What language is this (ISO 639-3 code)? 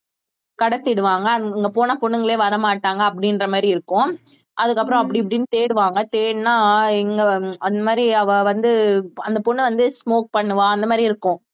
tam